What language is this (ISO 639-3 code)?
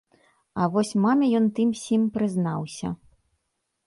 bel